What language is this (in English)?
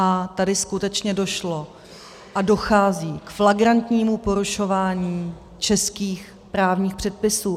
Czech